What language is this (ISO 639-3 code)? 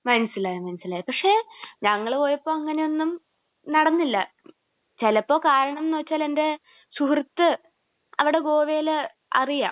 mal